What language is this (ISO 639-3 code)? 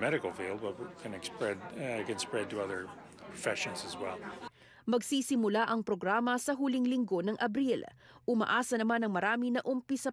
fil